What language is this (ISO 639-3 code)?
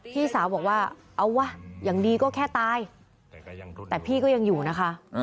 tha